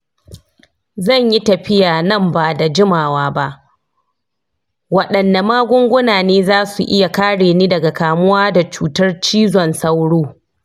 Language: Hausa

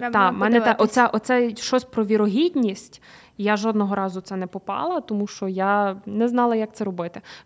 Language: Ukrainian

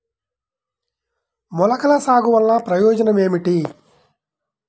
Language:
Telugu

